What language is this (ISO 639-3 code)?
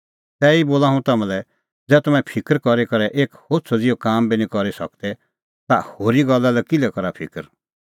kfx